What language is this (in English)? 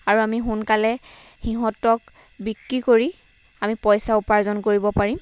Assamese